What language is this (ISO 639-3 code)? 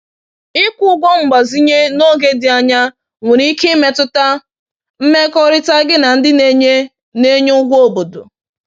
ibo